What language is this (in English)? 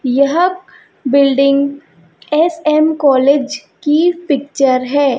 Hindi